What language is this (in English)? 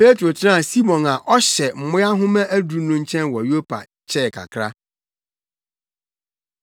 Akan